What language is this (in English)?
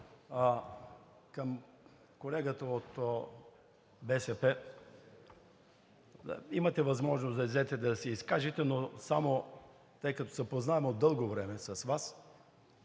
Bulgarian